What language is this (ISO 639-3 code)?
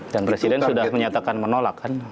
ind